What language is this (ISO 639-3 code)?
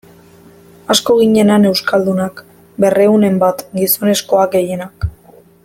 eus